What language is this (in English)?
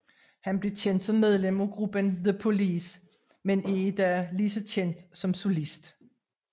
Danish